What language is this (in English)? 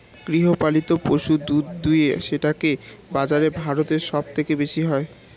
Bangla